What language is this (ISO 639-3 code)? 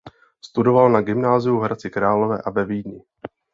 ces